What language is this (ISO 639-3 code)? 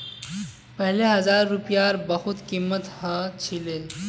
mag